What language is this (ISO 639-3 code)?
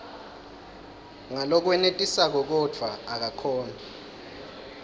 ssw